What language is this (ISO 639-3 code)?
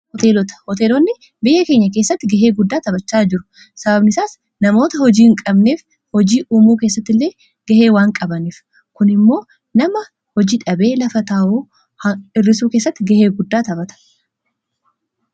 orm